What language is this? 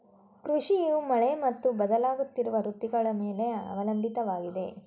Kannada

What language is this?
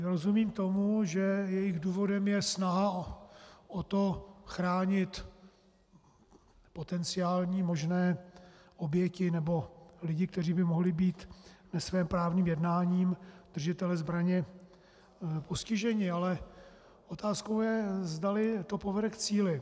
Czech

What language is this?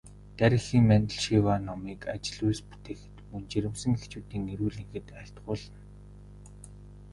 Mongolian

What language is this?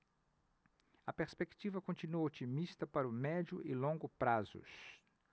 Portuguese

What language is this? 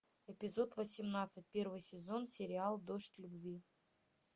Russian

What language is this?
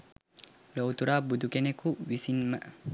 Sinhala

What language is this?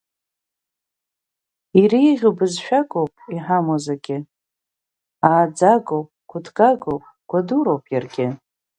Abkhazian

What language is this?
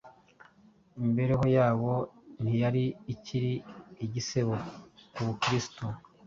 Kinyarwanda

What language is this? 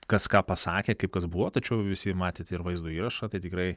Lithuanian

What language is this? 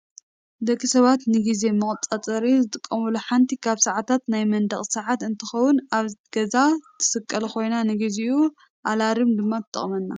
Tigrinya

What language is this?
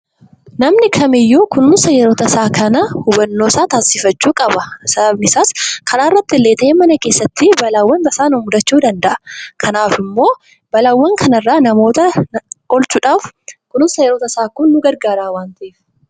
Oromo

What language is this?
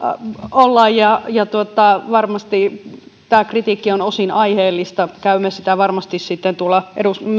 Finnish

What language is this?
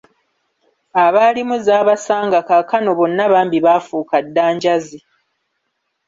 Ganda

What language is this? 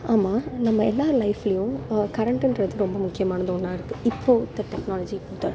Tamil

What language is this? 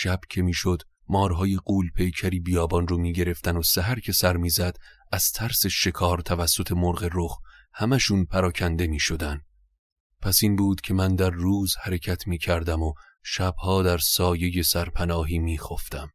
Persian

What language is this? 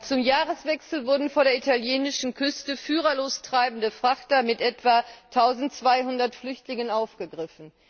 German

